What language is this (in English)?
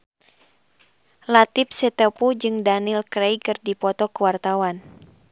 Sundanese